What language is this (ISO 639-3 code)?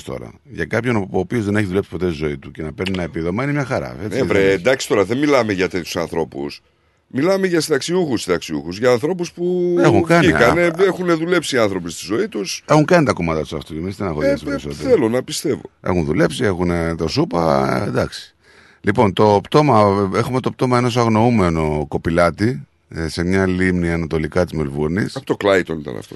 ell